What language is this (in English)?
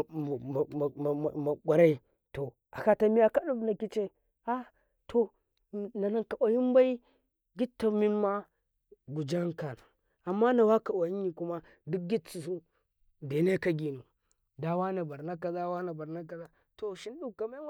Karekare